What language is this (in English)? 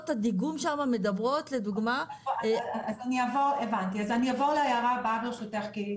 Hebrew